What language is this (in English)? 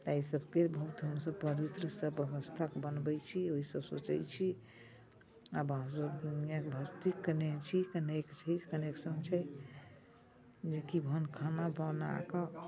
Maithili